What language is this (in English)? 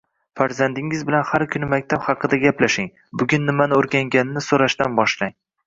Uzbek